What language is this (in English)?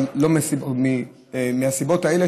Hebrew